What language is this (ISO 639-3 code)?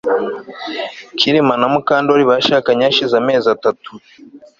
kin